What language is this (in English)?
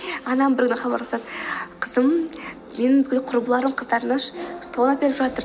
Kazakh